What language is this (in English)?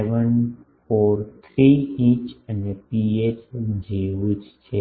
Gujarati